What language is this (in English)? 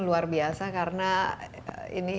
Indonesian